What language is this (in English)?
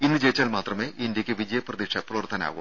Malayalam